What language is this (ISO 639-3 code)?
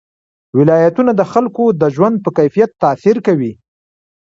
pus